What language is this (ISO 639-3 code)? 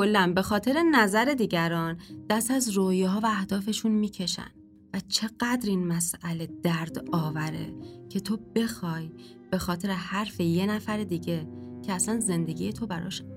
fas